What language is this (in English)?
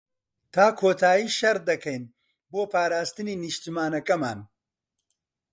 Central Kurdish